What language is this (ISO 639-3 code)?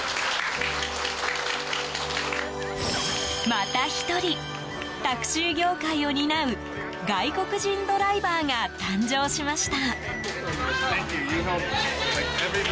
jpn